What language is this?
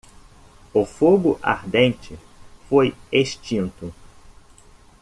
Portuguese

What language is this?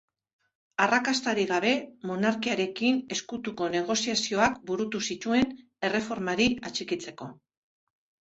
Basque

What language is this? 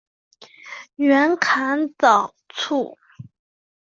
Chinese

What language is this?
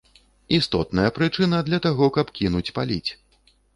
Belarusian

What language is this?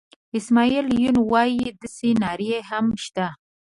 Pashto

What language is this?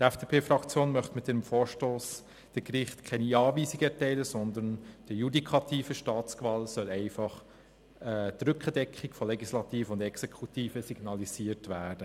Swiss German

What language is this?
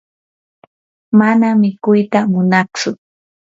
Yanahuanca Pasco Quechua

